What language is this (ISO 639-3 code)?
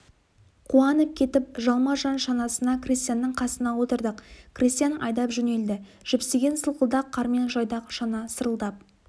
kaz